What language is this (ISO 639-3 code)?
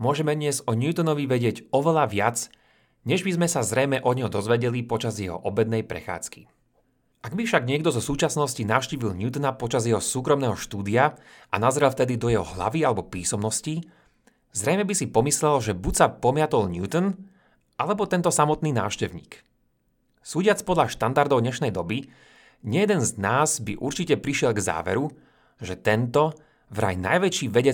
slk